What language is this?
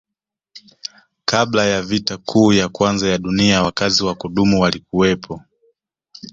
Swahili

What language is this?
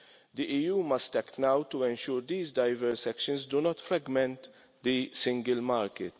English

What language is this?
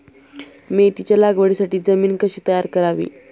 Marathi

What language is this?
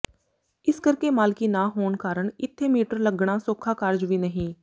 Punjabi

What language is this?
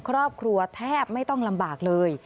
Thai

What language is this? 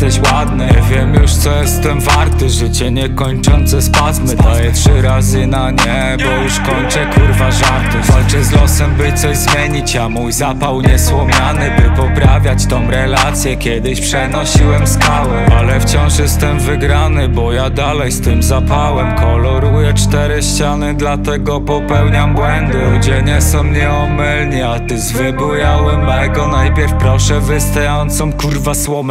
Polish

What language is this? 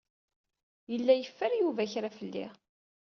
Kabyle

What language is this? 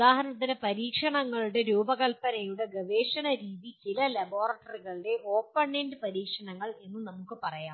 Malayalam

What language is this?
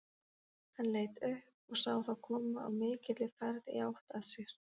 Icelandic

